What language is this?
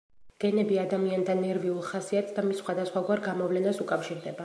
Georgian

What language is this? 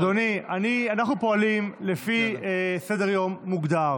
Hebrew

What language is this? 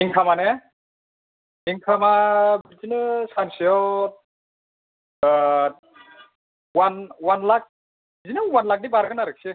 Bodo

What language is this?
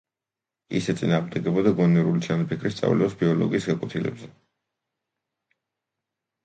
Georgian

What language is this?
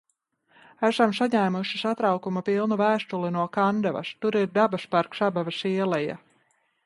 Latvian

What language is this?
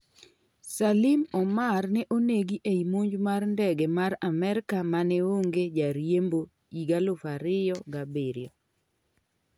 Luo (Kenya and Tanzania)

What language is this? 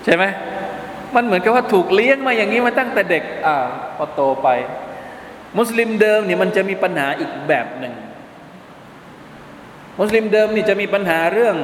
Thai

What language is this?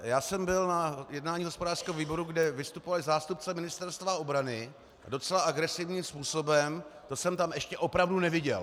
Czech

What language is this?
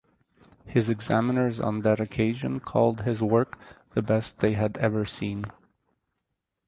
English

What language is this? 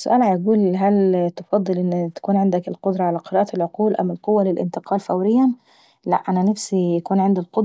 Saidi Arabic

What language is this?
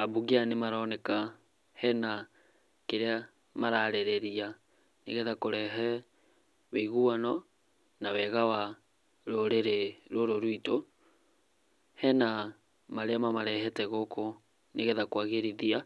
Kikuyu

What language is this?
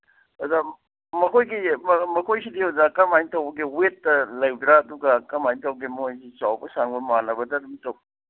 Manipuri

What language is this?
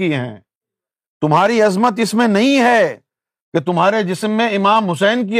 Urdu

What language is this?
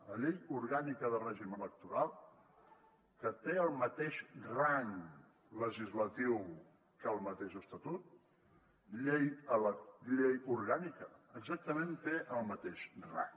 Catalan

